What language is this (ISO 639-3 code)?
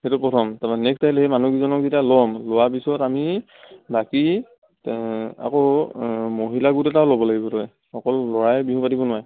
asm